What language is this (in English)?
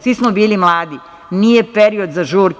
Serbian